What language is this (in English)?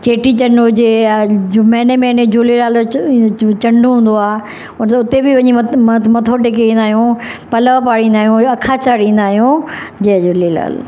Sindhi